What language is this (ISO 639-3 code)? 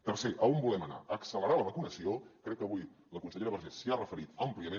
cat